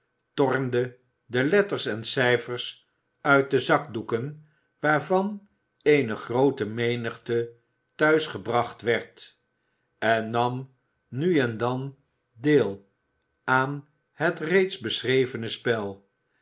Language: Dutch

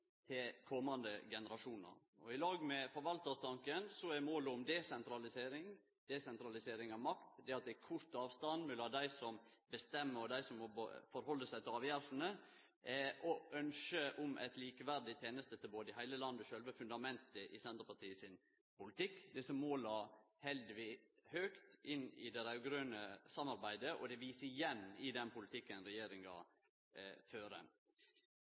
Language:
Norwegian Nynorsk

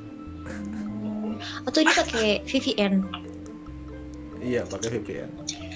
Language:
Indonesian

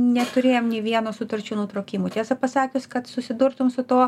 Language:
Lithuanian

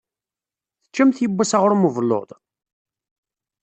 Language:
Kabyle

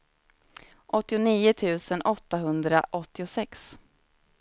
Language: Swedish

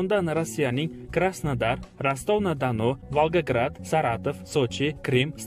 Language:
Turkish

